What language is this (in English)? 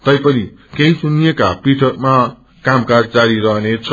Nepali